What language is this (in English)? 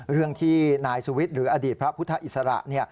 Thai